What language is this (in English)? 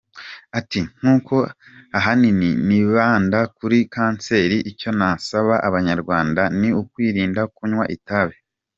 Kinyarwanda